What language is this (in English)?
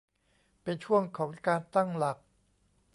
Thai